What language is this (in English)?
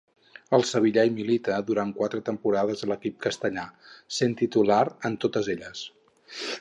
Catalan